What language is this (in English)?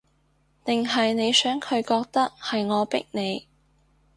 Cantonese